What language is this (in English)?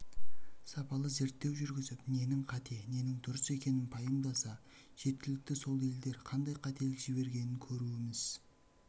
Kazakh